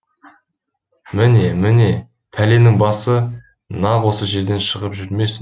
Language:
Kazakh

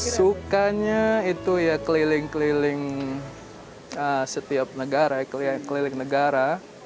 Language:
Indonesian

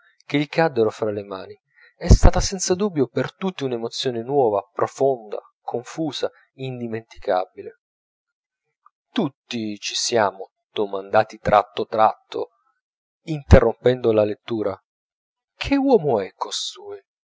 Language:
Italian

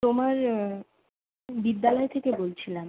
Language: Bangla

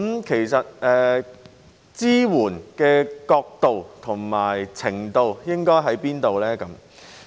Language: Cantonese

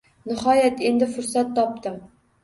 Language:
Uzbek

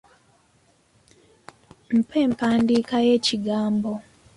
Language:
Ganda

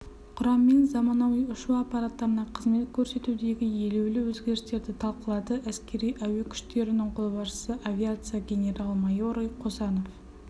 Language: Kazakh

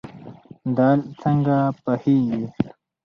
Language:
Pashto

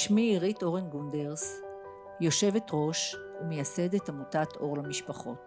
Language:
Hebrew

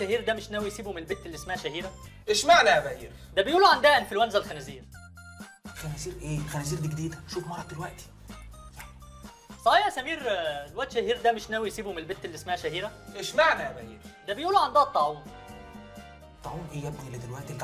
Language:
Arabic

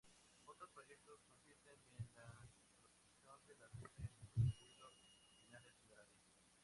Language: Spanish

